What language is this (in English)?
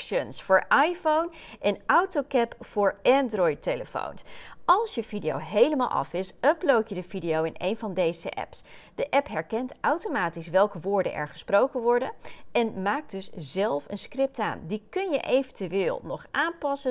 Dutch